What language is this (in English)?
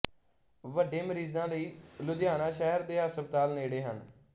Punjabi